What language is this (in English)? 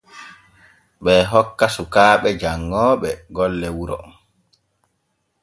Borgu Fulfulde